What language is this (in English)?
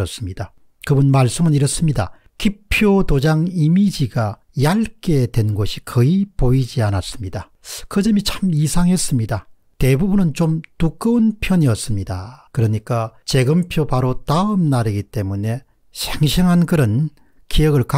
Korean